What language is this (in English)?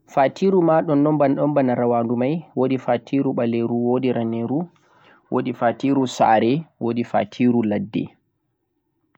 Central-Eastern Niger Fulfulde